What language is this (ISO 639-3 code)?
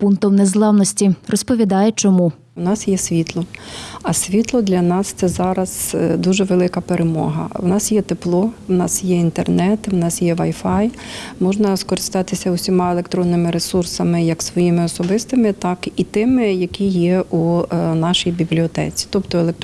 ukr